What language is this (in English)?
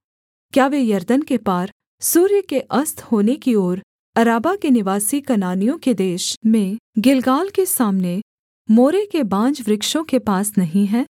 Hindi